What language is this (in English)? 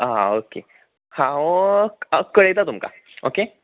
Konkani